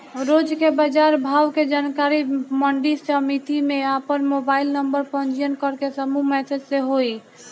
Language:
Bhojpuri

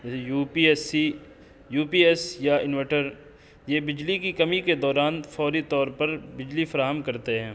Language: Urdu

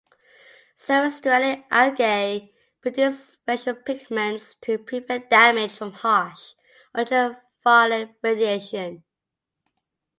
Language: English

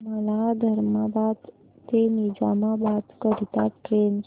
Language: Marathi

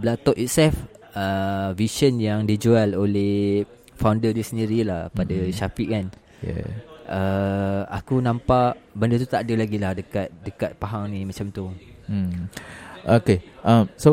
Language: Malay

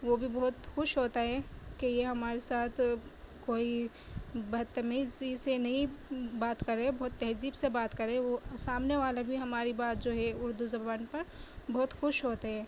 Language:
Urdu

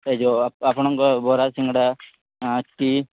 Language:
Odia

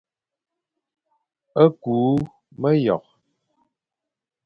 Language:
Fang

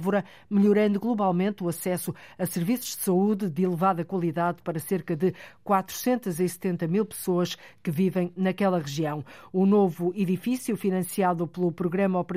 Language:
Portuguese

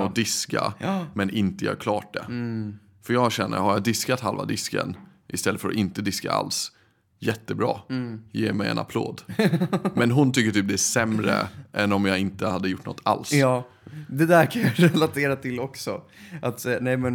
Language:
Swedish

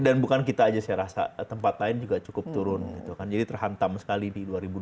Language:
Indonesian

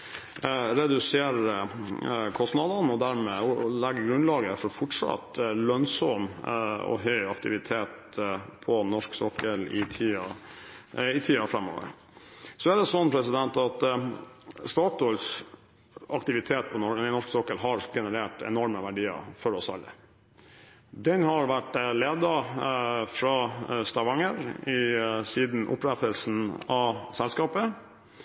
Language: Norwegian Bokmål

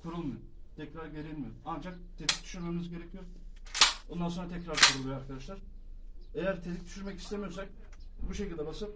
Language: Turkish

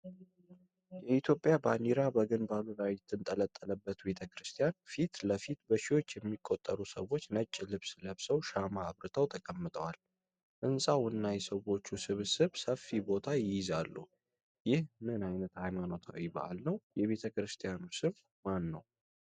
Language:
Amharic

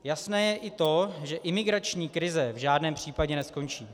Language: Czech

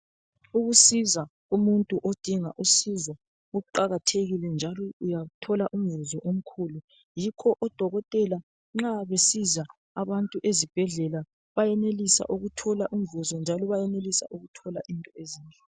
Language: North Ndebele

